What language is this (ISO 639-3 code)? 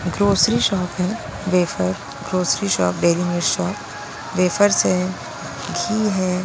hin